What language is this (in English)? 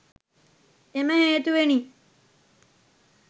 Sinhala